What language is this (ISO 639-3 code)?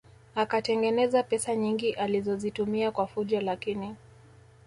swa